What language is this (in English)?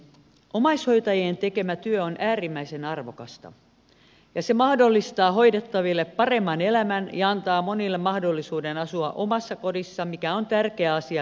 Finnish